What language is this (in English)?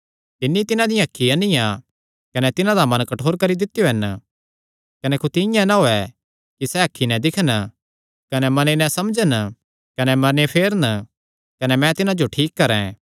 Kangri